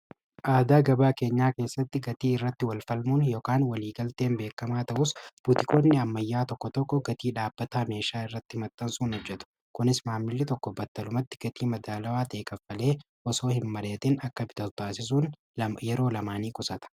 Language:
Oromo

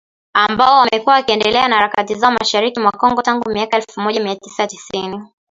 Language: Swahili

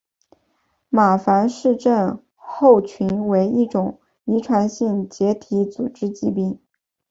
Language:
Chinese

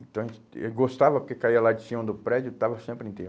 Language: Portuguese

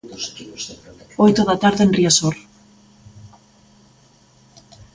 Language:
Galician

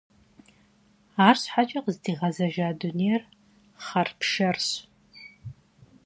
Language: Kabardian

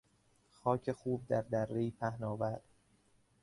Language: Persian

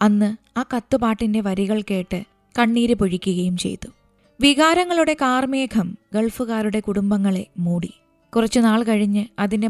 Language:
Malayalam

